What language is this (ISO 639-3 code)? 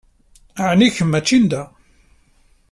kab